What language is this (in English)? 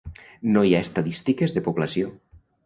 Catalan